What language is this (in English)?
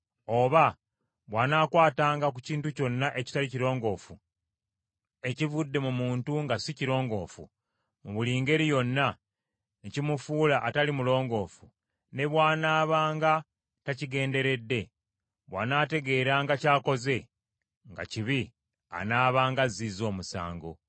Ganda